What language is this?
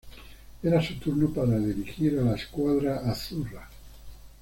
Spanish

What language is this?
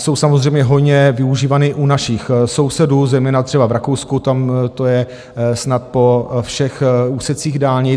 Czech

